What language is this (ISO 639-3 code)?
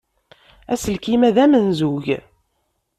kab